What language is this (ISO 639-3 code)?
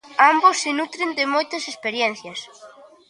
glg